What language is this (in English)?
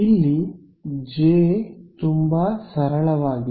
Kannada